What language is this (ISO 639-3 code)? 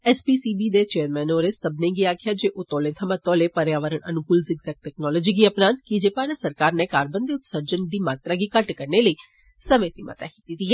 doi